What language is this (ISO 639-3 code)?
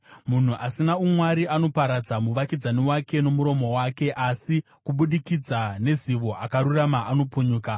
sna